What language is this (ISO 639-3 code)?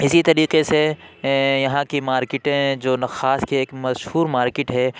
urd